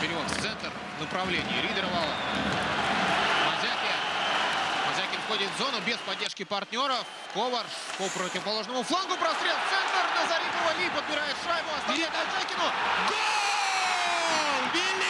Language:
Russian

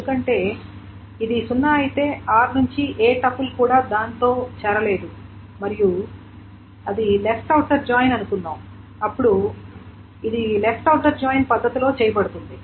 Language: Telugu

